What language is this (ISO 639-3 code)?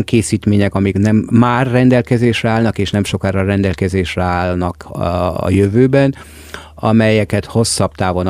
hun